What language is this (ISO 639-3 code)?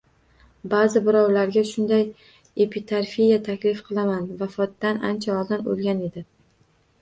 uzb